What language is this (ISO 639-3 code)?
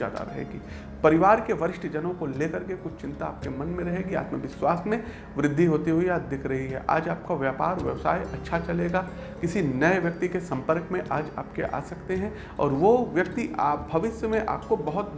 hin